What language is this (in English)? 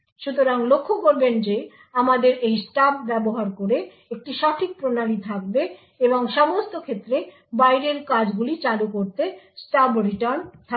Bangla